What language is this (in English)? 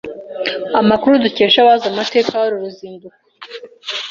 Kinyarwanda